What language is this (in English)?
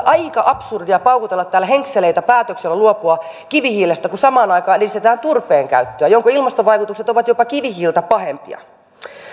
Finnish